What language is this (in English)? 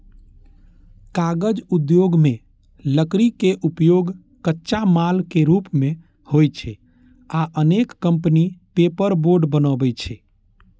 Maithili